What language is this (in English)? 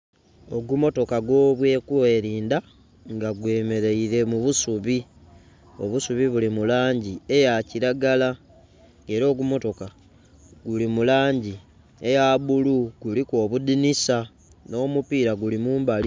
Soga